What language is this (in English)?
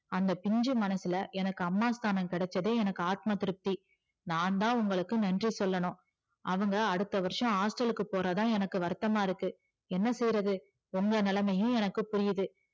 Tamil